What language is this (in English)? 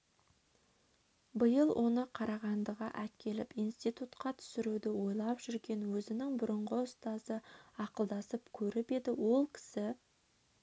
Kazakh